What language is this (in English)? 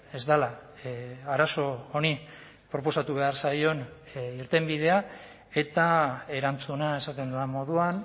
Basque